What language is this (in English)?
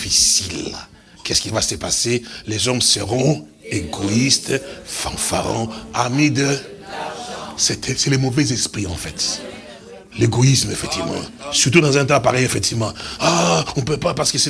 French